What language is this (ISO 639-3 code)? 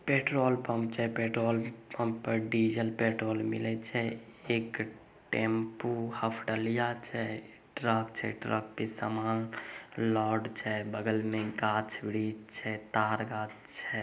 mag